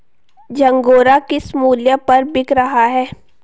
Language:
Hindi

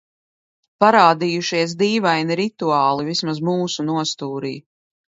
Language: Latvian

